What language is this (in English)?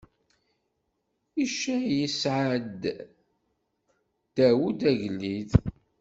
Kabyle